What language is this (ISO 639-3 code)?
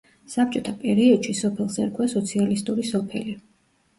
kat